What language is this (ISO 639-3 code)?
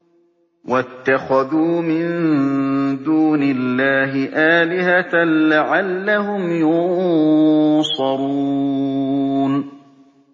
ara